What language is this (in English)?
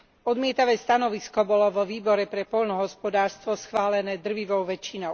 Slovak